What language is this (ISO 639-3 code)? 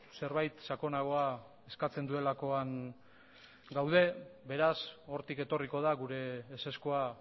eus